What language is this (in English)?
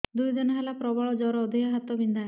Odia